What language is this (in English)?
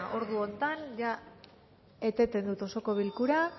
Basque